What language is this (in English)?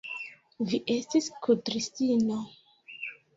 Esperanto